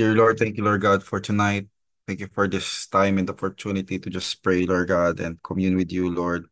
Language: Filipino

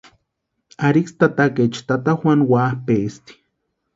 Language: Western Highland Purepecha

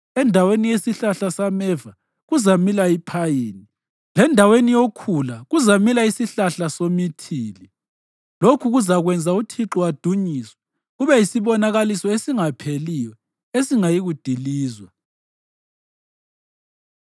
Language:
North Ndebele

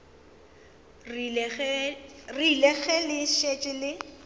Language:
Northern Sotho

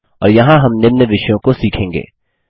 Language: Hindi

